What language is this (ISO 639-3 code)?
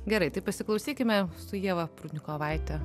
lit